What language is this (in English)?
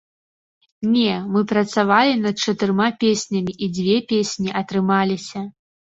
Belarusian